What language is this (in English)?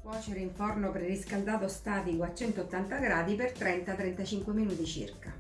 Italian